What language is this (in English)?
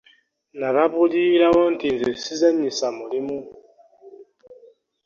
Ganda